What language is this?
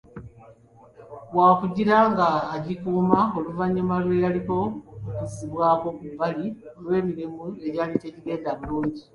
Ganda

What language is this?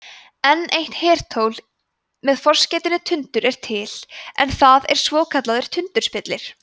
Icelandic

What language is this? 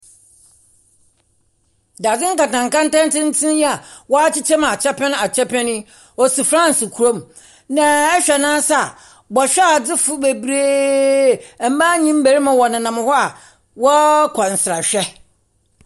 Akan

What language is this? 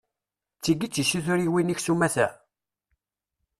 Kabyle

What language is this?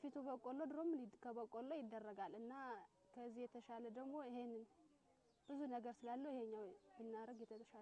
Arabic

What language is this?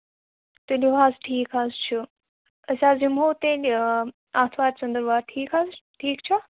Kashmiri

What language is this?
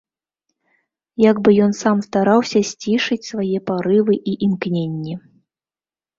Belarusian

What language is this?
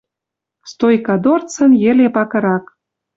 Western Mari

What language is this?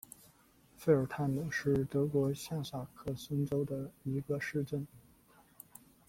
Chinese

